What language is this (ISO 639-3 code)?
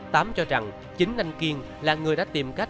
vie